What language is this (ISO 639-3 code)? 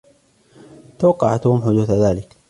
ara